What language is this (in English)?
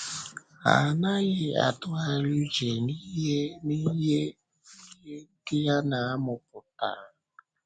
Igbo